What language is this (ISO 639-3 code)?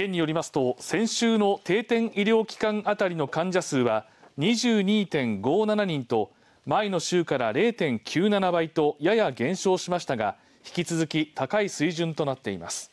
jpn